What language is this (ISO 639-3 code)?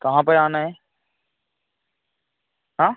hin